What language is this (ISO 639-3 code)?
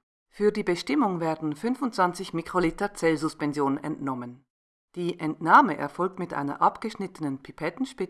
deu